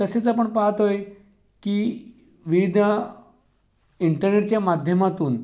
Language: Marathi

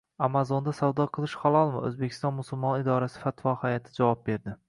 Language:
Uzbek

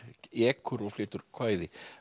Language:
Icelandic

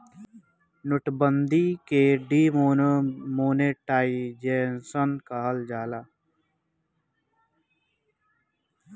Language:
Bhojpuri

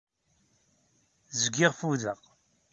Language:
Kabyle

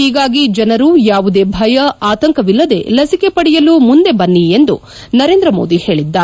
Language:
Kannada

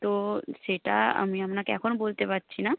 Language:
Bangla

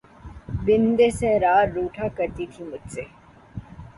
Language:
Urdu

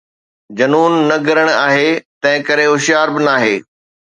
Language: Sindhi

